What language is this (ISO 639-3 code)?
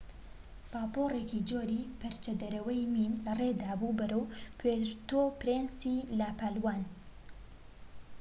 ckb